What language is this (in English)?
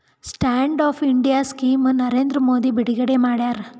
Kannada